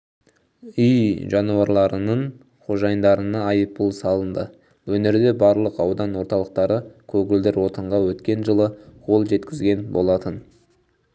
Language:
Kazakh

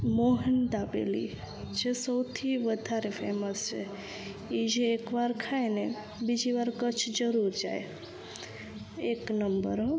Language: Gujarati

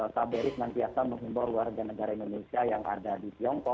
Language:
Indonesian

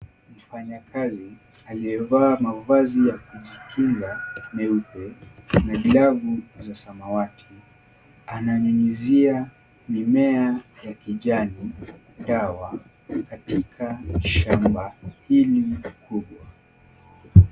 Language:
Swahili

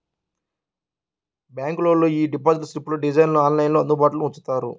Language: Telugu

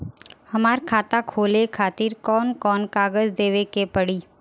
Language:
Bhojpuri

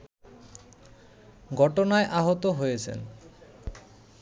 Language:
Bangla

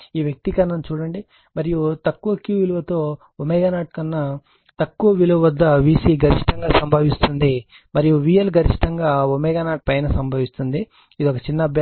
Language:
Telugu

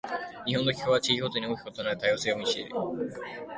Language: Japanese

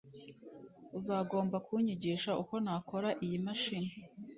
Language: Kinyarwanda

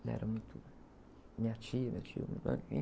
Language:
Portuguese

